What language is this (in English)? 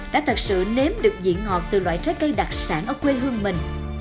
Vietnamese